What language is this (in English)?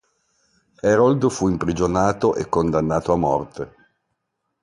Italian